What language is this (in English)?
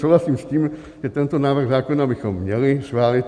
Czech